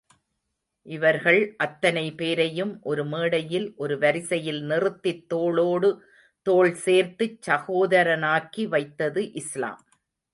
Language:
Tamil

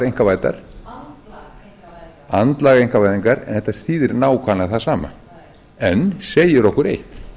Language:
Icelandic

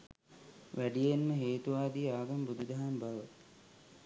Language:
Sinhala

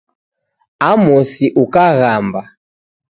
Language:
Taita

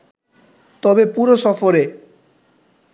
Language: Bangla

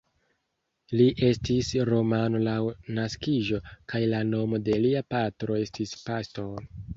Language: Esperanto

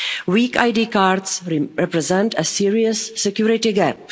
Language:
English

